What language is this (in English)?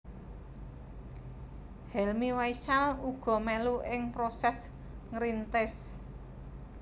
Javanese